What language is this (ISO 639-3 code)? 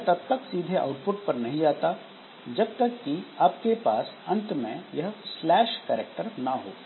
hin